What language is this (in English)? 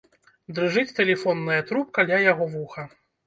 Belarusian